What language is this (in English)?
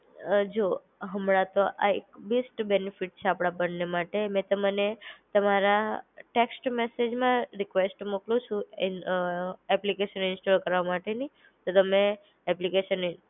Gujarati